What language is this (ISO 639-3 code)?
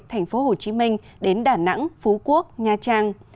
vie